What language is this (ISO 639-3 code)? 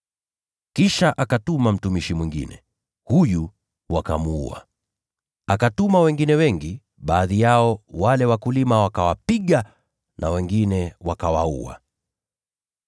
swa